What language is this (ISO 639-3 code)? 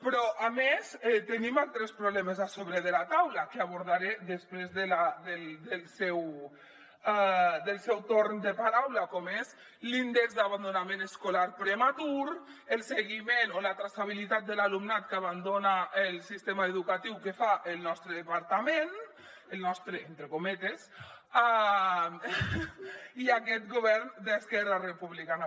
cat